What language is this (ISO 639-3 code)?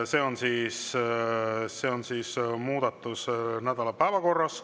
est